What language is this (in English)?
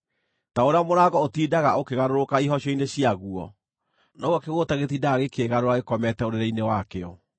Kikuyu